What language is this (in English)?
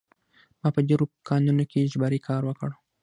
Pashto